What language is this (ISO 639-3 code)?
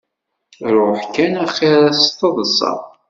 kab